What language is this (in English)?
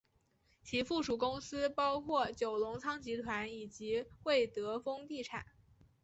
Chinese